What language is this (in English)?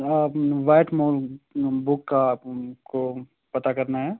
Urdu